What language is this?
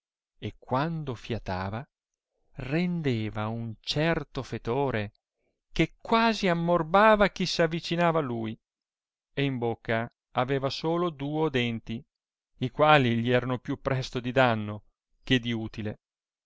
Italian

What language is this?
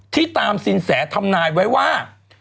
Thai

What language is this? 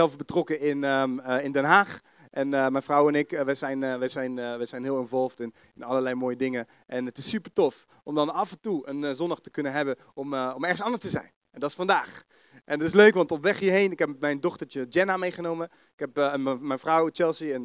Dutch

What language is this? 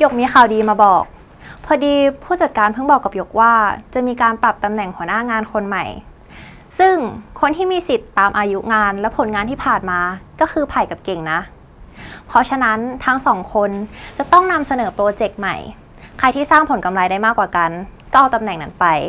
Thai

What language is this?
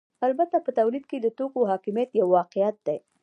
Pashto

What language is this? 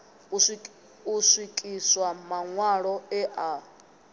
Venda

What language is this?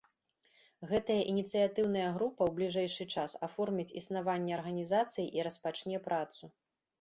Belarusian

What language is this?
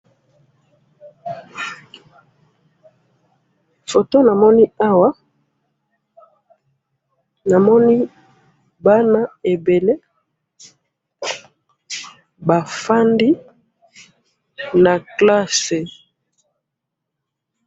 Lingala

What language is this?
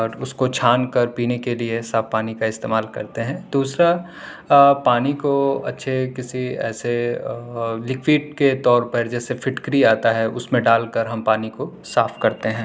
Urdu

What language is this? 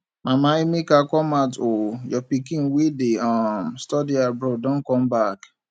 Nigerian Pidgin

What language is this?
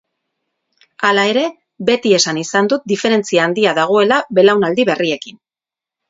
Basque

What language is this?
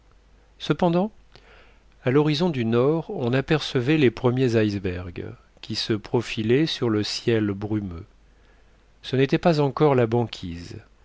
French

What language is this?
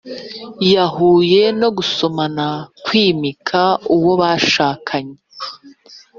Kinyarwanda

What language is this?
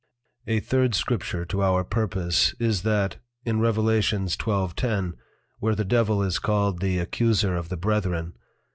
English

